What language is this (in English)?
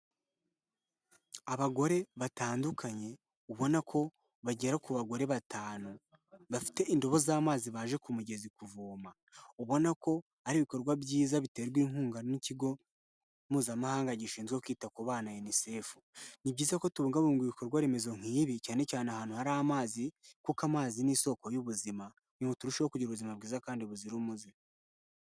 Kinyarwanda